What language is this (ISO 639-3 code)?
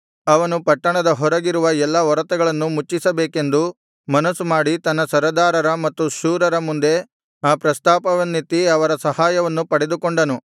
kan